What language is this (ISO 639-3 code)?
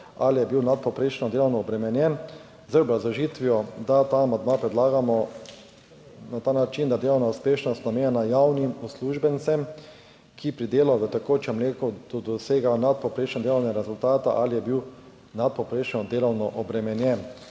slv